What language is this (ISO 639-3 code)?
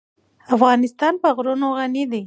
pus